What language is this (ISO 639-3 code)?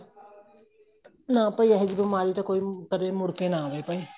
pan